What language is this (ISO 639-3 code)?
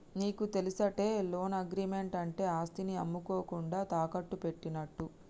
tel